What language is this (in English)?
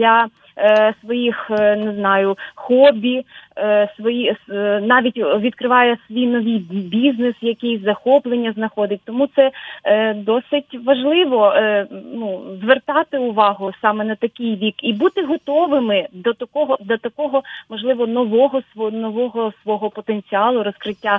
Ukrainian